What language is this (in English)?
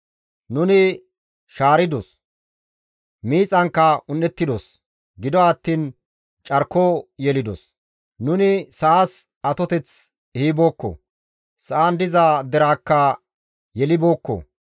Gamo